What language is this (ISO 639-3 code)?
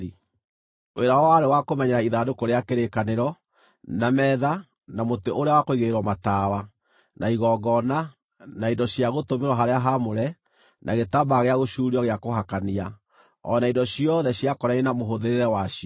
kik